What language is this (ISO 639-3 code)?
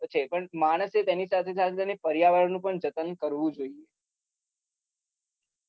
guj